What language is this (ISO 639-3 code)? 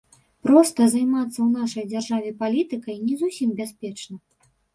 bel